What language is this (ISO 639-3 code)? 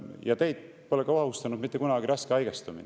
est